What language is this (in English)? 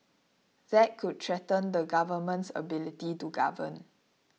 English